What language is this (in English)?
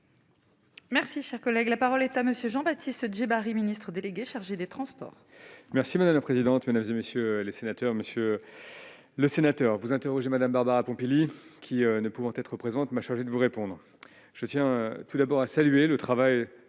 French